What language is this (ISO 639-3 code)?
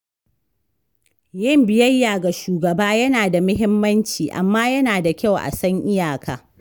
hau